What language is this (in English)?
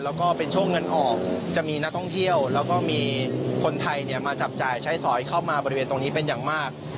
Thai